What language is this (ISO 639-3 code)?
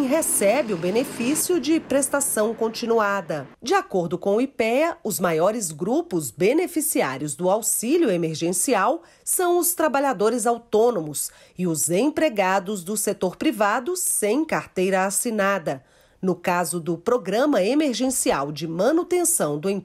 por